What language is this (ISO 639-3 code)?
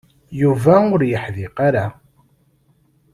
kab